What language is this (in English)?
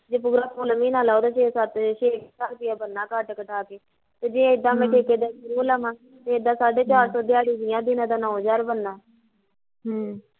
Punjabi